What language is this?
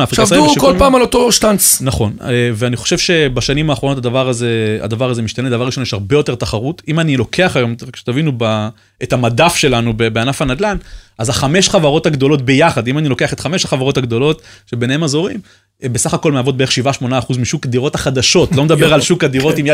Hebrew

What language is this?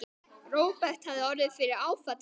Icelandic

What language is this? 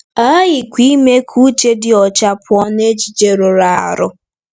Igbo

